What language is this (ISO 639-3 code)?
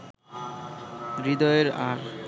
ben